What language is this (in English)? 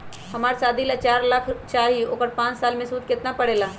Magahi